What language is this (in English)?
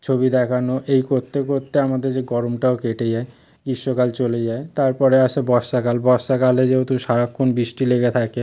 Bangla